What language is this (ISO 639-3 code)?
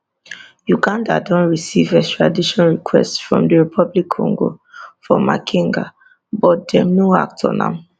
pcm